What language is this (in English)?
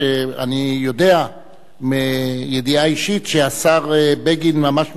Hebrew